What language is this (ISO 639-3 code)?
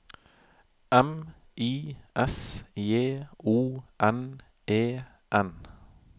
nor